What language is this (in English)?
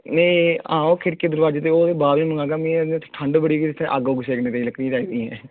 Dogri